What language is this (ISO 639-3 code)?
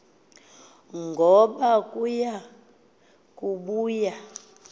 xho